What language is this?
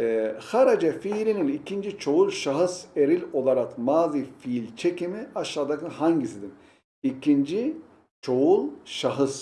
Turkish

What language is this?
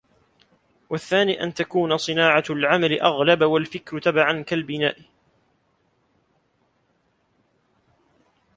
Arabic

